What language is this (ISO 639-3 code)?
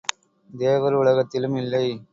tam